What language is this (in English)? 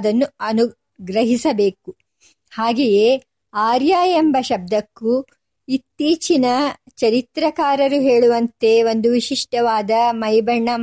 Kannada